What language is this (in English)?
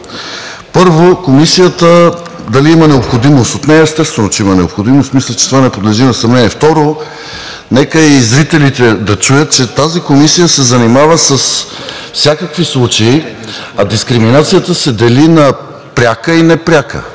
Bulgarian